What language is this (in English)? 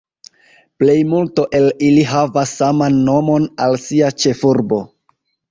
Esperanto